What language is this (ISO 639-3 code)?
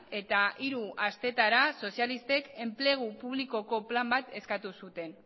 eus